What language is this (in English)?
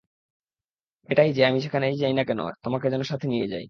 Bangla